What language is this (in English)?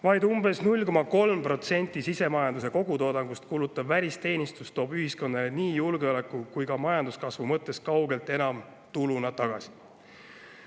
Estonian